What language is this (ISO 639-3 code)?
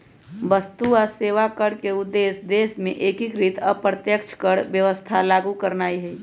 mag